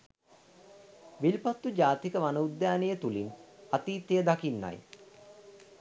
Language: Sinhala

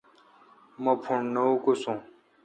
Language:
Kalkoti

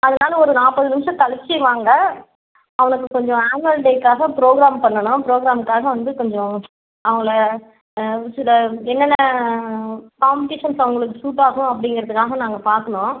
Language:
Tamil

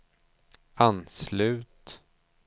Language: Swedish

